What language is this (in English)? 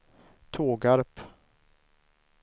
Swedish